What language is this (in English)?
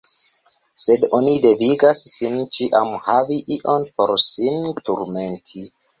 Esperanto